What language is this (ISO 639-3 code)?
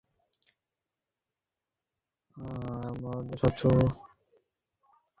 ben